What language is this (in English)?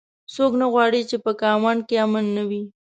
Pashto